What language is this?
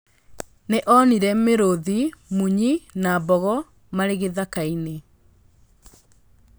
Kikuyu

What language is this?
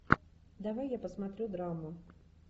Russian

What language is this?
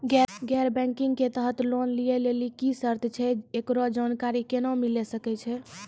Maithili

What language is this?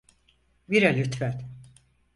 Turkish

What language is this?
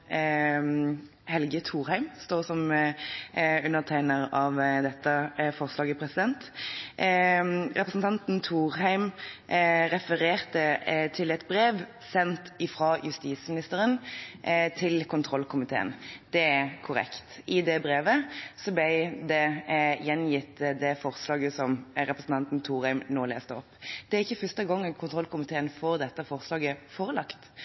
Norwegian Bokmål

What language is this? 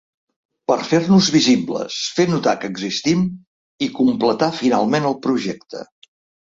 Catalan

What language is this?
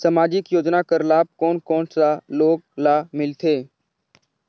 Chhattisgarhi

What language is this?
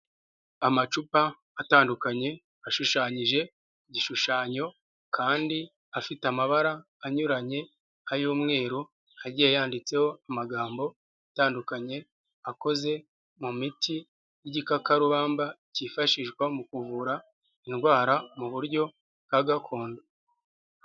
Kinyarwanda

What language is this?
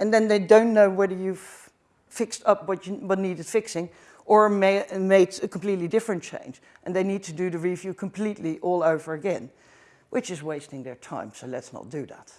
English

